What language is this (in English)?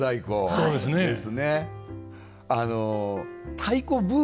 Japanese